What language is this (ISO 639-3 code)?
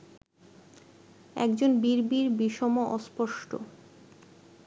ben